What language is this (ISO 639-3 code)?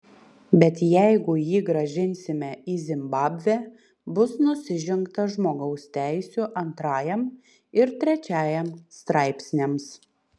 lit